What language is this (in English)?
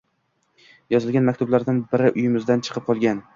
Uzbek